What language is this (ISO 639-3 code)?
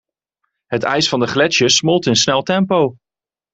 nld